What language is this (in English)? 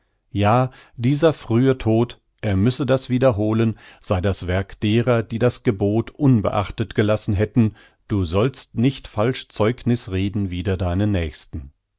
German